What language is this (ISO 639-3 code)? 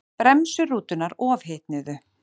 isl